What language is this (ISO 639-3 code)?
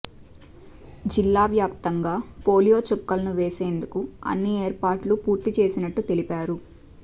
tel